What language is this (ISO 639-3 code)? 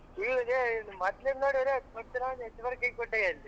kan